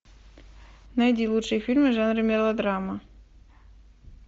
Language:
Russian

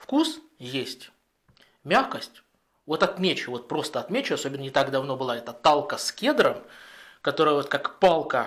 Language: Russian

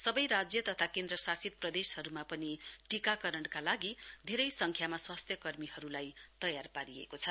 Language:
Nepali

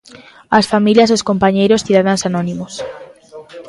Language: Galician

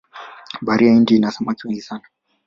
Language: Swahili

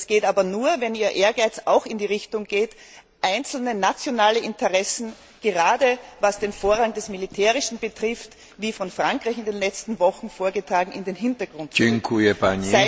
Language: German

